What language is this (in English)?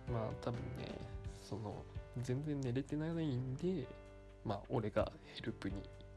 Japanese